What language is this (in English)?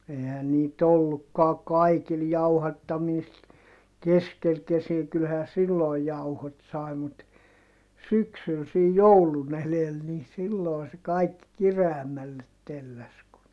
Finnish